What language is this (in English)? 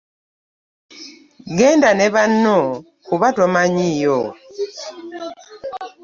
Ganda